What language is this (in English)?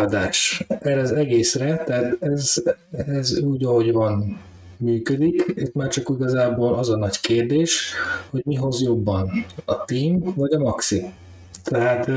Hungarian